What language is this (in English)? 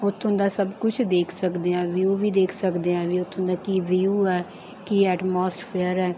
Punjabi